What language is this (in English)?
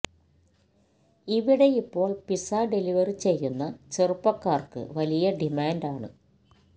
Malayalam